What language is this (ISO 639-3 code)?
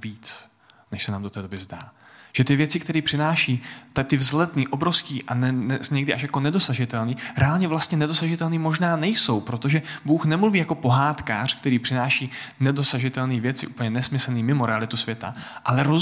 ces